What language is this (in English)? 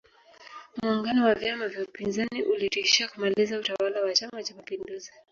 Swahili